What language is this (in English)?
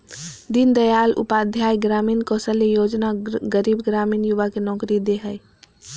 Magahi